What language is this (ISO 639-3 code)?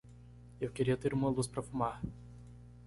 por